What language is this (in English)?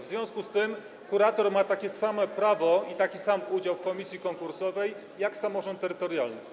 Polish